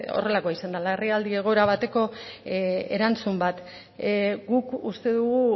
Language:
Basque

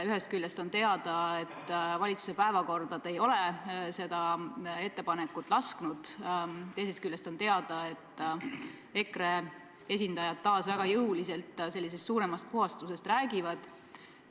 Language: Estonian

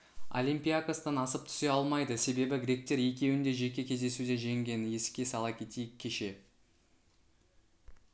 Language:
Kazakh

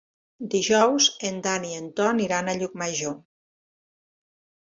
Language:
Catalan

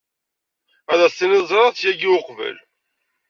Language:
Kabyle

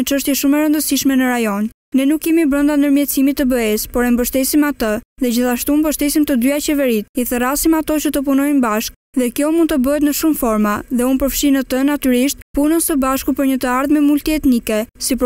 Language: Romanian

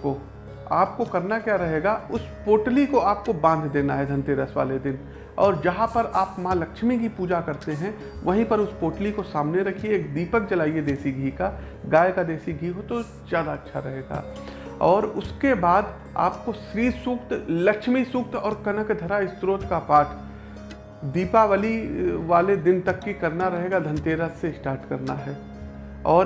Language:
Hindi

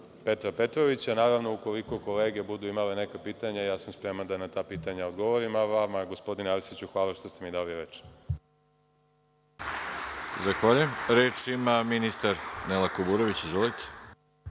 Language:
Serbian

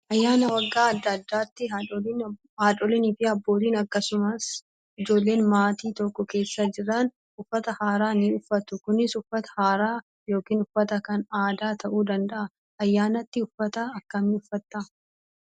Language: Oromo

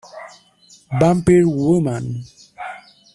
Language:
Spanish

